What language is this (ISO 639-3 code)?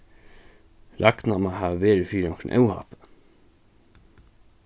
fao